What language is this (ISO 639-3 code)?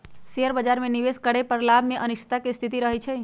mag